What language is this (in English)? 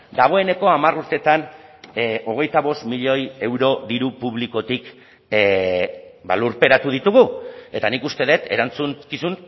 Basque